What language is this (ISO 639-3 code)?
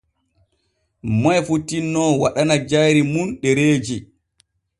fue